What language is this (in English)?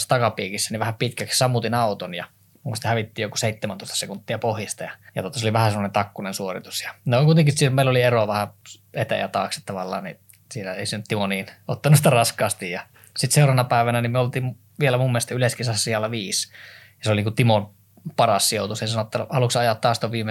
Finnish